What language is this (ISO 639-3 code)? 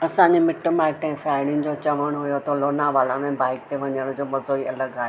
snd